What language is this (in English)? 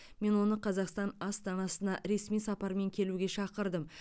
Kazakh